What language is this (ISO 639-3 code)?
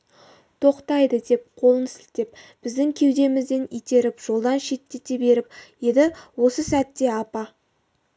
kaz